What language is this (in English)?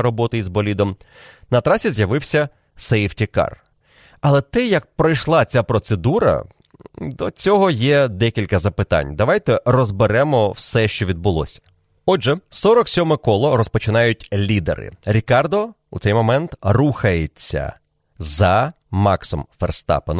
Ukrainian